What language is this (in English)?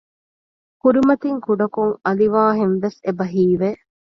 Divehi